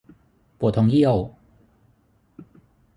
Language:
Thai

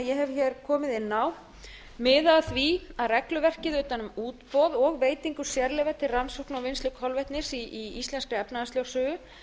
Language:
Icelandic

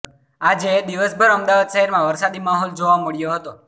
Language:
Gujarati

